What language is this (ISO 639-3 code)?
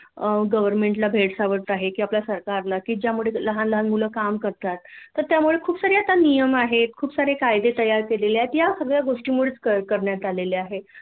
mar